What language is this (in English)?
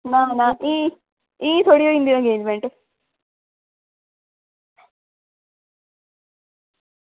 Dogri